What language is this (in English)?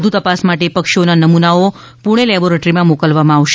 Gujarati